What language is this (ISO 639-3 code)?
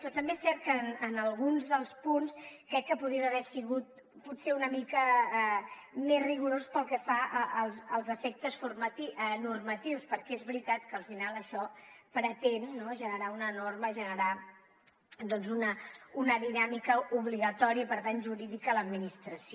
cat